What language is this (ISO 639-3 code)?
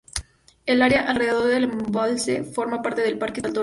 spa